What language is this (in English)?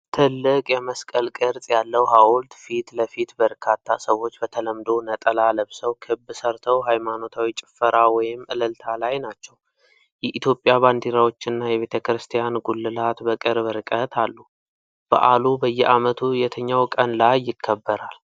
Amharic